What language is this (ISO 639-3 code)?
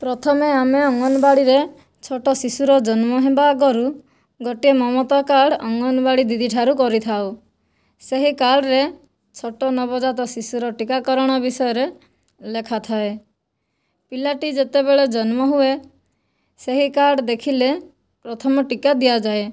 ori